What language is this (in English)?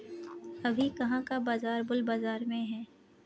Hindi